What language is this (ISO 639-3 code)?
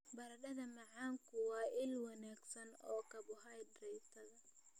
som